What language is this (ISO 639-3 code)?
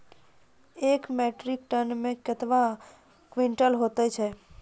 mai